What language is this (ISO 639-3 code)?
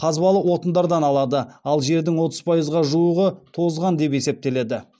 kaz